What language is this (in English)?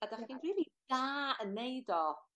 Welsh